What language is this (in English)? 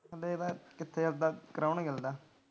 Punjabi